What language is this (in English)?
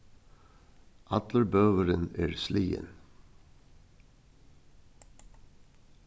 Faroese